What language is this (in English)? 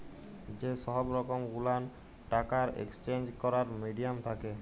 Bangla